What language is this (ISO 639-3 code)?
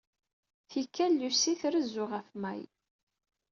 kab